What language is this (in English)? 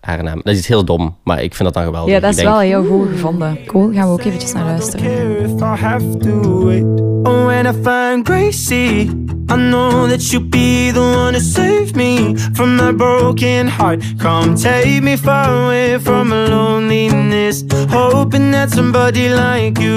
Dutch